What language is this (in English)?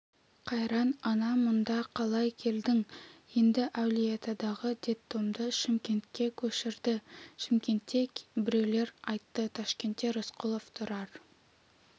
Kazakh